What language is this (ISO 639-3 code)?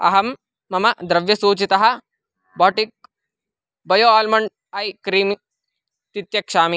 san